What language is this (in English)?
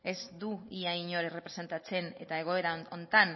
Basque